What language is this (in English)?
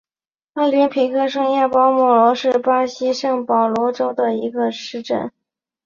Chinese